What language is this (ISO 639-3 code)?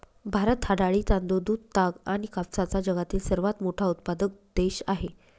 mar